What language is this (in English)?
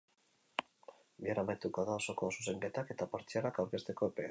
Basque